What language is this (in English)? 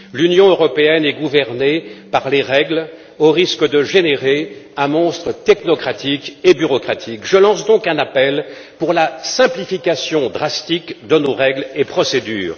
French